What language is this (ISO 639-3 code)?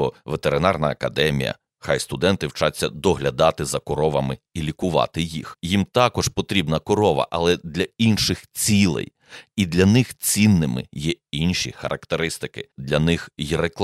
ukr